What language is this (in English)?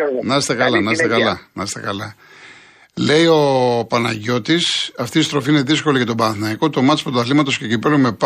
Greek